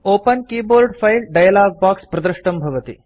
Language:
Sanskrit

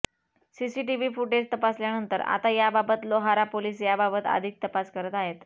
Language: Marathi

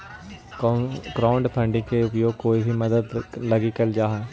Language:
Magahi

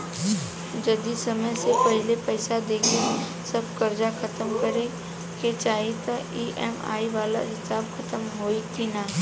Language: Bhojpuri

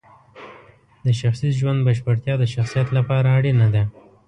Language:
Pashto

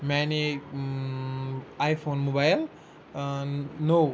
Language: Kashmiri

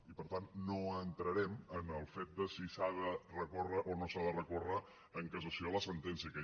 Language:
Catalan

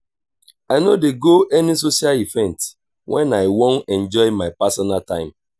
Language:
Nigerian Pidgin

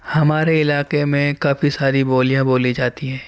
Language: Urdu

